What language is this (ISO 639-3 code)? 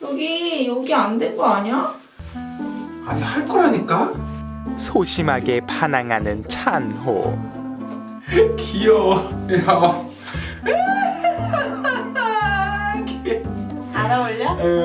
kor